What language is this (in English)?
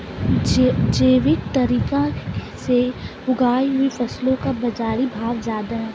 Hindi